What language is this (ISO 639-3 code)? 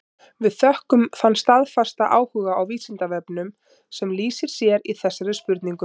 isl